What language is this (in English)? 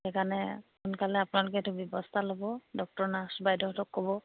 Assamese